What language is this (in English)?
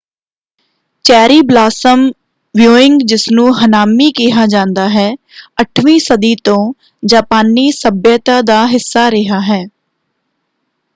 Punjabi